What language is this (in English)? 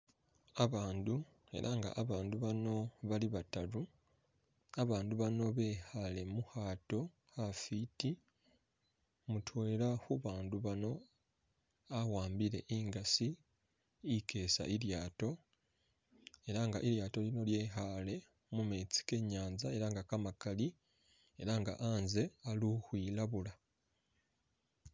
Masaaba